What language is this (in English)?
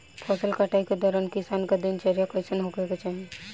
Bhojpuri